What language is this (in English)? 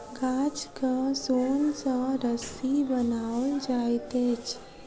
Maithili